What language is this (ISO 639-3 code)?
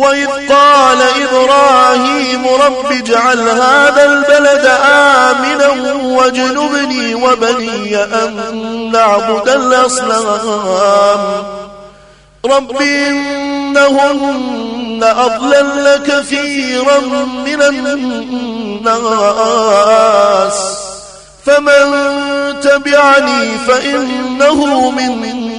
ara